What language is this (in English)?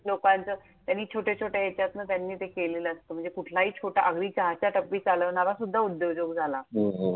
Marathi